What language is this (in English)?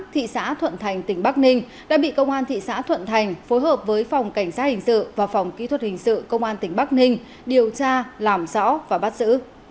Vietnamese